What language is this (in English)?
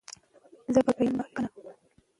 Pashto